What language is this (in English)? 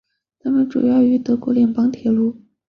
Chinese